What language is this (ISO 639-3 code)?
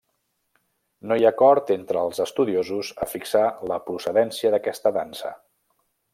cat